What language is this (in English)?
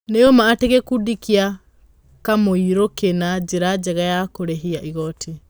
Kikuyu